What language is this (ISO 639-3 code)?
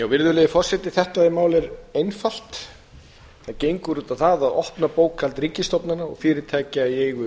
isl